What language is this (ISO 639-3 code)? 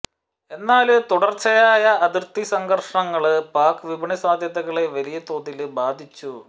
mal